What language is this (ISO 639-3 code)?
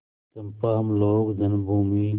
hin